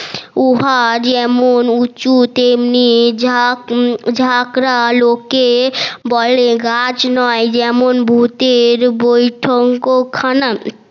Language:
Bangla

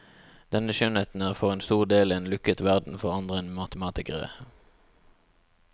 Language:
Norwegian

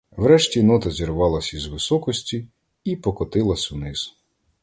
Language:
Ukrainian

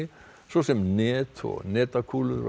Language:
Icelandic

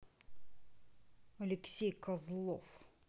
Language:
Russian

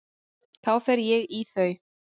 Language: Icelandic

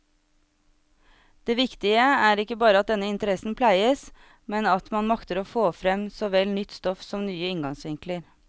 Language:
Norwegian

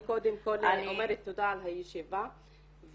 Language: Hebrew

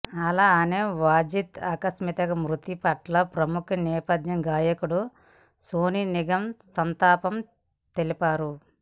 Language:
Telugu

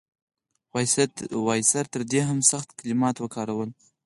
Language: Pashto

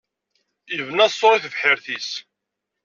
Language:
Kabyle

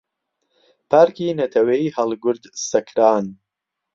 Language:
Central Kurdish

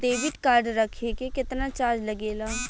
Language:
Bhojpuri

